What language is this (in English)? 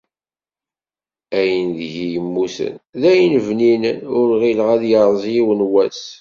Kabyle